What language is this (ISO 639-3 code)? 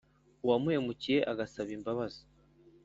kin